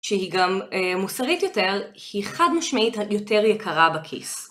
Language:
Hebrew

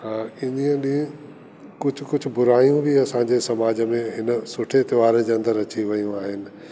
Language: Sindhi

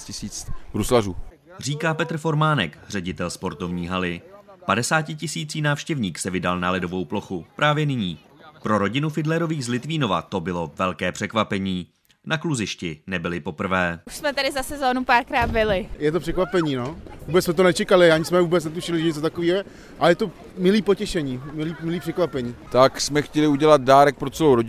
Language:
Czech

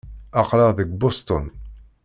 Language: Kabyle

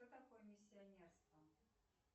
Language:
Russian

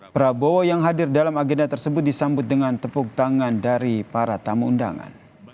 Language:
Indonesian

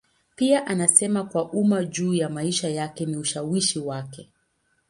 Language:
Swahili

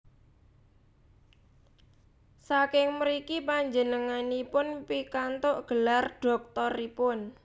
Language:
Javanese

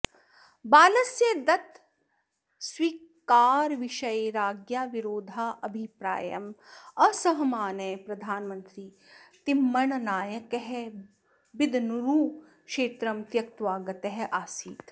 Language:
Sanskrit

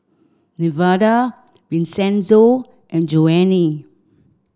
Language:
English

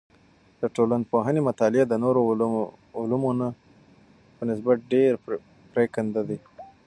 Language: Pashto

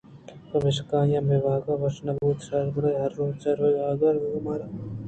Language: Eastern Balochi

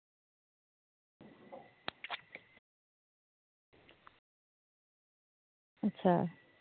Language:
Dogri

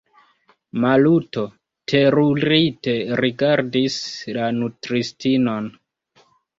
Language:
Esperanto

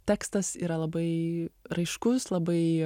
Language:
Lithuanian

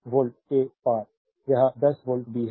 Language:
Hindi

